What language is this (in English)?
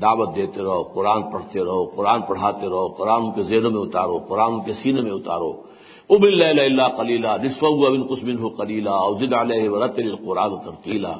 Urdu